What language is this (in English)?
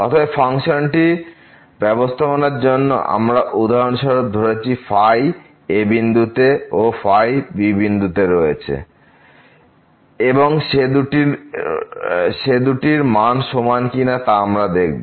Bangla